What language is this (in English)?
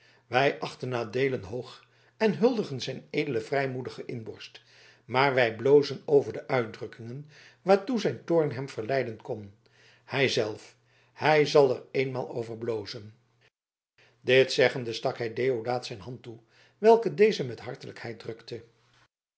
Dutch